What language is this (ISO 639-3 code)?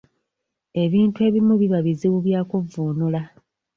lug